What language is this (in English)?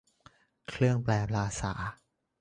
Thai